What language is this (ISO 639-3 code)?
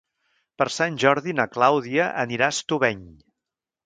cat